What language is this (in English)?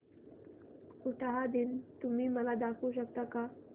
Marathi